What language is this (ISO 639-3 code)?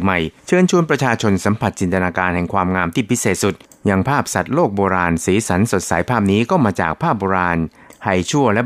tha